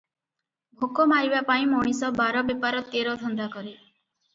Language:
Odia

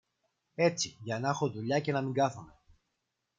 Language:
Greek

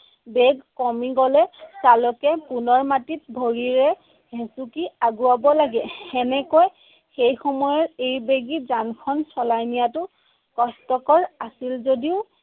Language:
Assamese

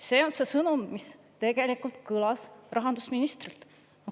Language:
Estonian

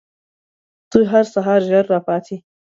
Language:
Pashto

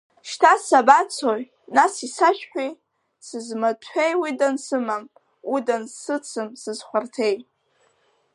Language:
Abkhazian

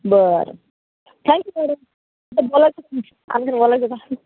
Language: Marathi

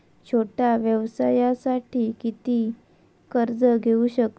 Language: Marathi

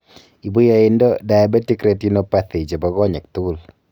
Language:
Kalenjin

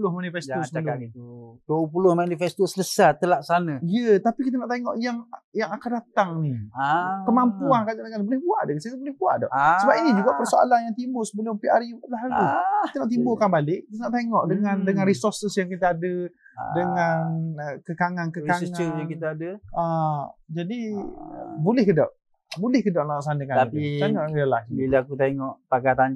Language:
Malay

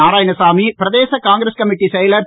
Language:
Tamil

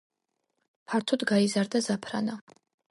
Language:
Georgian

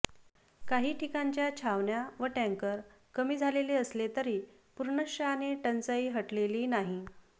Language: Marathi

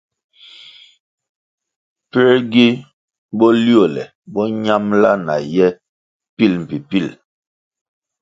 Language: Kwasio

